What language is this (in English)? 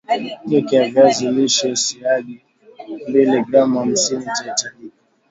Swahili